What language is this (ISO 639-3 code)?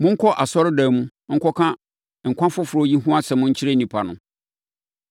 aka